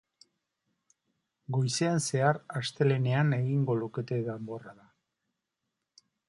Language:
Basque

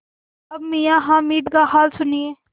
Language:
Hindi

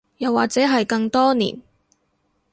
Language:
Cantonese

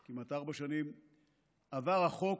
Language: Hebrew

